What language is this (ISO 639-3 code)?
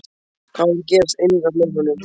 isl